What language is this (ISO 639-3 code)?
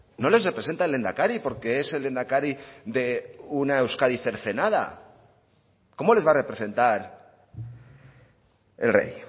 spa